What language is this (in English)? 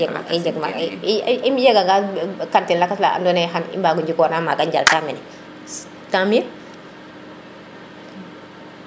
Serer